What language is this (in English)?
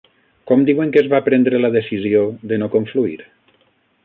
Catalan